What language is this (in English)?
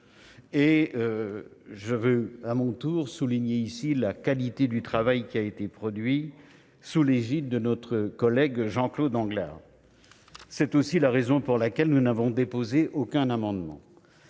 French